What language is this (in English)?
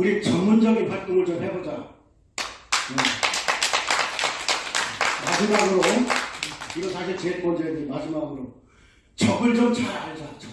Korean